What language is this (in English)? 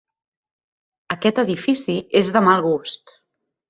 Catalan